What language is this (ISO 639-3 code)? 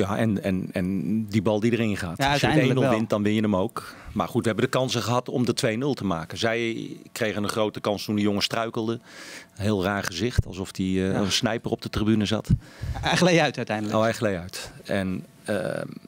nld